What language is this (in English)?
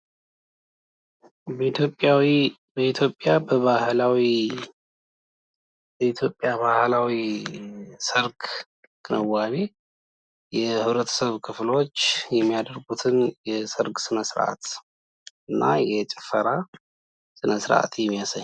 Amharic